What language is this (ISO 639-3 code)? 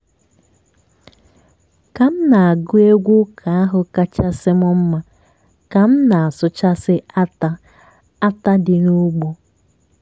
ibo